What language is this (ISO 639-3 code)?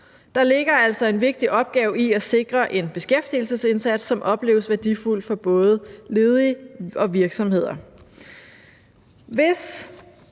dan